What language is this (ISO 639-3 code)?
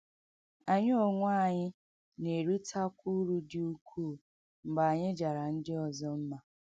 ibo